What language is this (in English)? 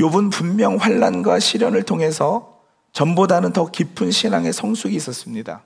Korean